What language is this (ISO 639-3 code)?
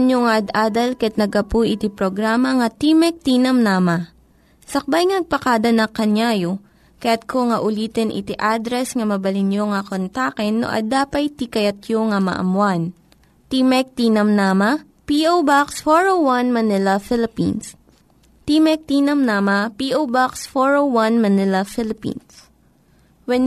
fil